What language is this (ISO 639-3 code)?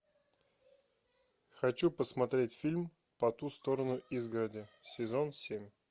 rus